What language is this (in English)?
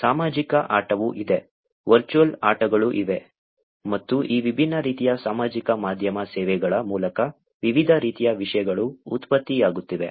Kannada